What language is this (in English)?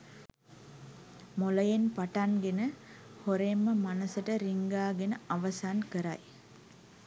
Sinhala